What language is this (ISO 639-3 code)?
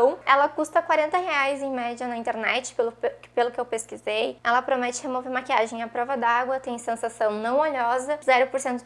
por